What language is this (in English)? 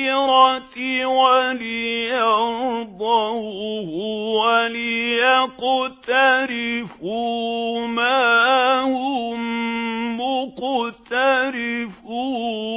Arabic